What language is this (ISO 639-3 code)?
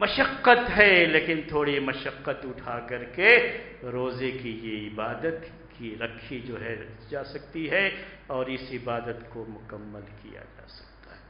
ara